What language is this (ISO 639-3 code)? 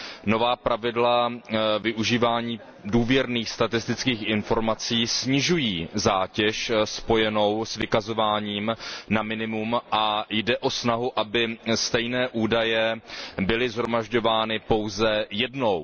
ces